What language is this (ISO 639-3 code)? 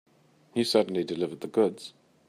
eng